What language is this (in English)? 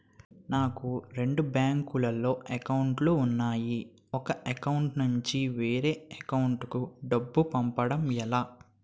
Telugu